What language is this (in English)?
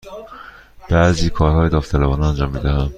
Persian